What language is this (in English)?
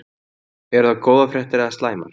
Icelandic